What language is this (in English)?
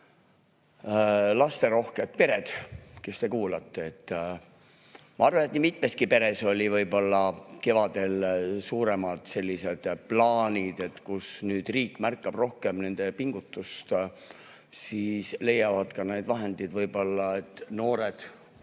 Estonian